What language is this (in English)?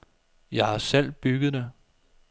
Danish